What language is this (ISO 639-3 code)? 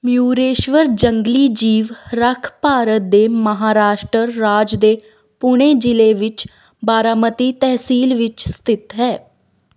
pan